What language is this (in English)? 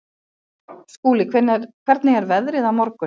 Icelandic